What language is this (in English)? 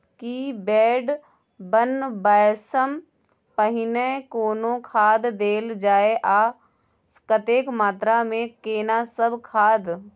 Maithili